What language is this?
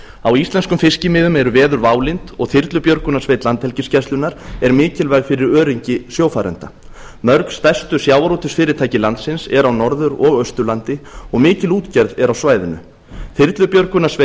Icelandic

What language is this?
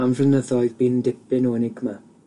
Welsh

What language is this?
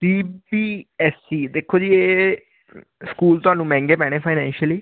Punjabi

